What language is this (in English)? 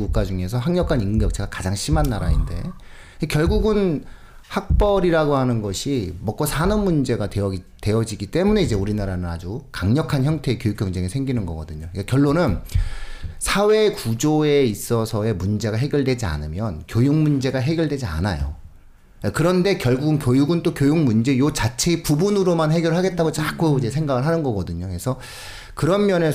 Korean